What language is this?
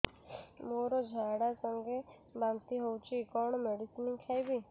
Odia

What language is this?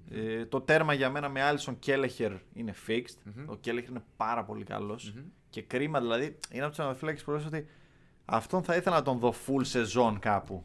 Greek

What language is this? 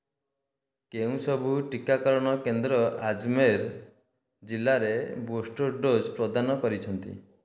Odia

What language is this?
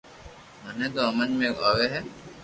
Loarki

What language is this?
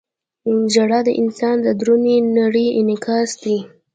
Pashto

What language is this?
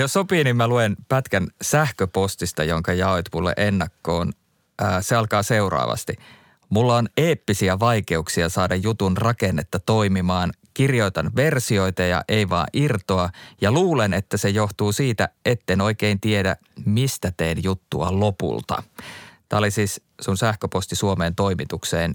Finnish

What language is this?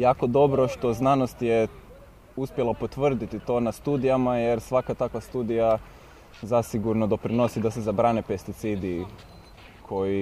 Croatian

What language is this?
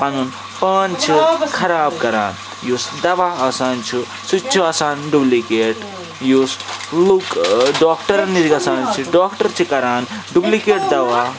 Kashmiri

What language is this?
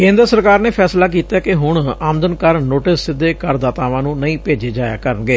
Punjabi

